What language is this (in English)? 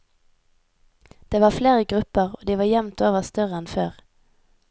Norwegian